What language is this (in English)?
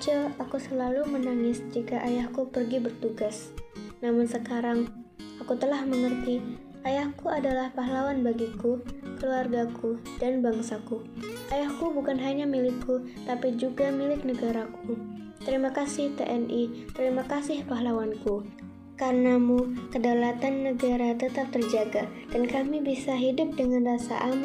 Indonesian